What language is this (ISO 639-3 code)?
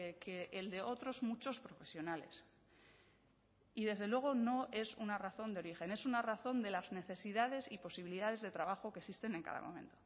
spa